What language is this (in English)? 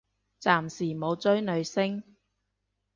Cantonese